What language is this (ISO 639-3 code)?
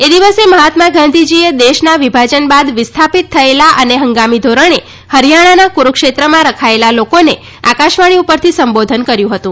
guj